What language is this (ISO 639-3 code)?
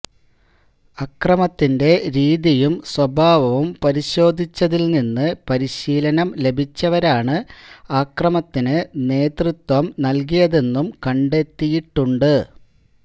mal